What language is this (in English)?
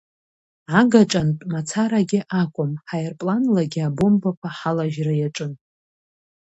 Abkhazian